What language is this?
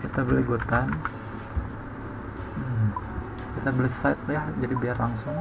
Indonesian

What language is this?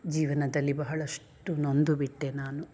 Kannada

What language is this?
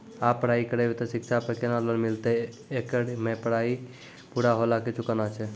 Maithili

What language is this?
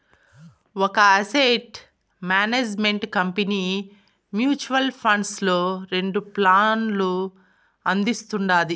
Telugu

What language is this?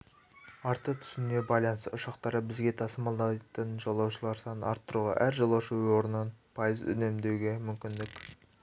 Kazakh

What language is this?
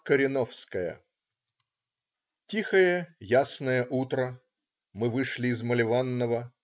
Russian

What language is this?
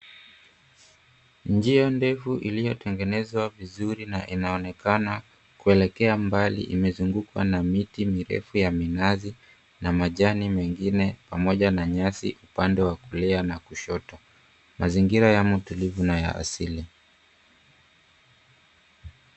Swahili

